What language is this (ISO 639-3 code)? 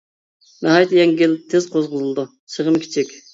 uig